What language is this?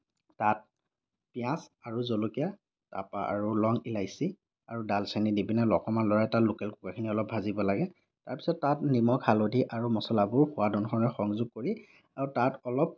Assamese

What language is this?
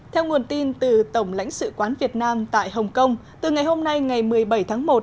Vietnamese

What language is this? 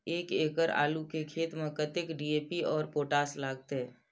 Maithili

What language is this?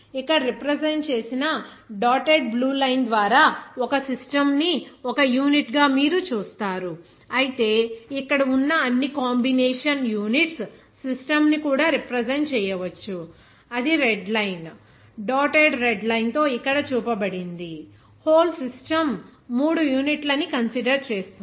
Telugu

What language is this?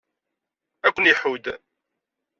Kabyle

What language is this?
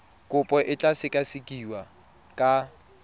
Tswana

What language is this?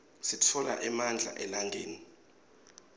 Swati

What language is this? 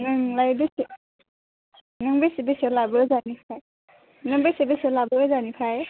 Bodo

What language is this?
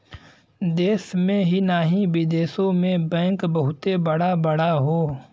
Bhojpuri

